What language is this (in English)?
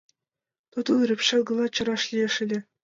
Mari